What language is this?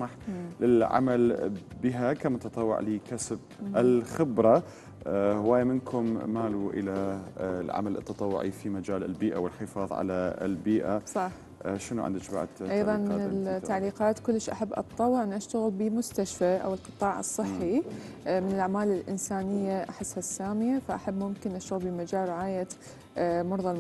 Arabic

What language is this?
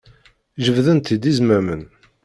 Kabyle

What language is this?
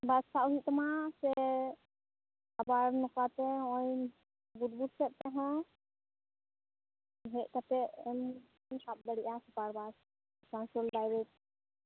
Santali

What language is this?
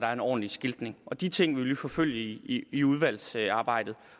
Danish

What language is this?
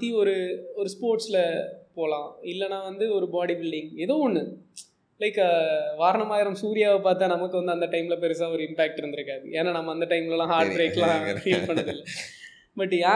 Tamil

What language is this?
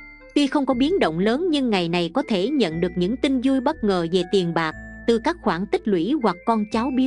Vietnamese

